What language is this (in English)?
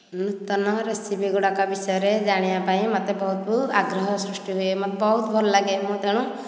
Odia